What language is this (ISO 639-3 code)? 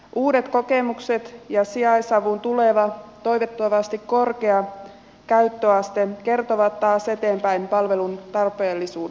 fin